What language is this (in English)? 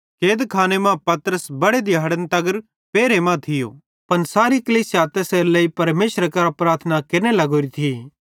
Bhadrawahi